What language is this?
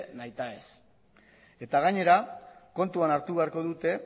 Basque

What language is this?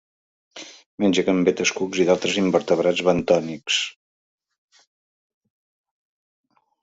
Catalan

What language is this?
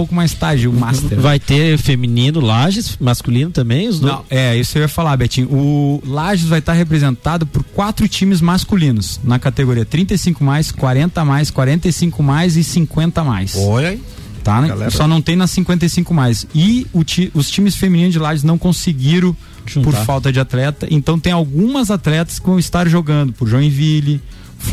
Portuguese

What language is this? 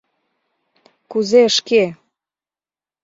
Mari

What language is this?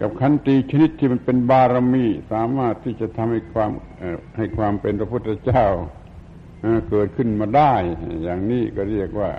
Thai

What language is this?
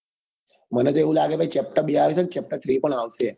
Gujarati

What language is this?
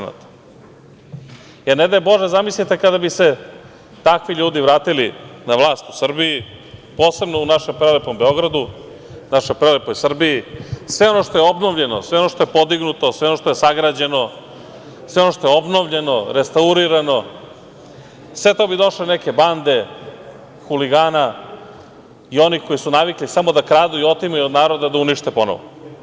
Serbian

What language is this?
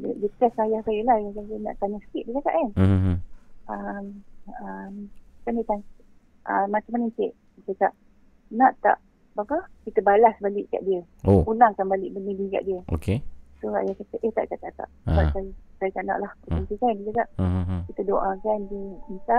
Malay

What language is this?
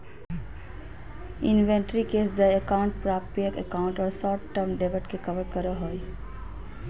Magahi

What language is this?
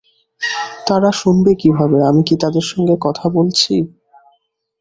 Bangla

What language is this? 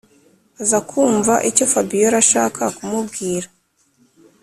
Kinyarwanda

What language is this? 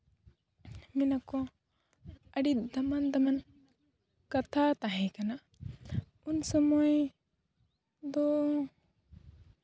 Santali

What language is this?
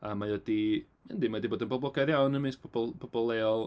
Welsh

